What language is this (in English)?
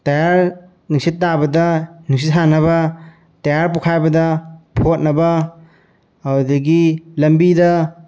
Manipuri